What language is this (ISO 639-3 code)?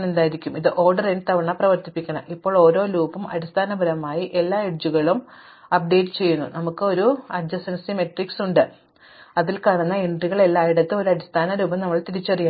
mal